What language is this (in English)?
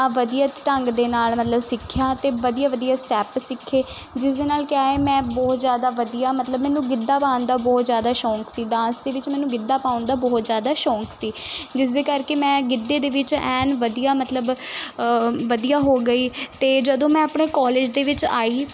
Punjabi